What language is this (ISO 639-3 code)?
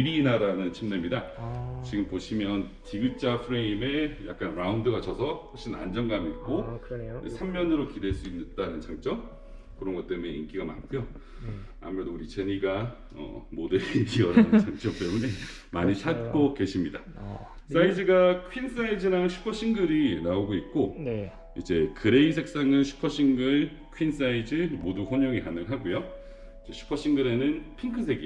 kor